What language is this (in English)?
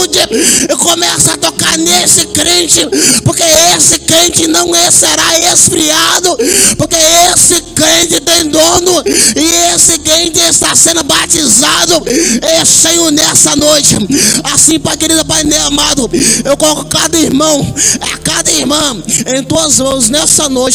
Portuguese